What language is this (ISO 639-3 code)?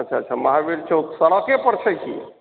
mai